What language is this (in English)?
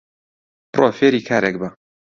Central Kurdish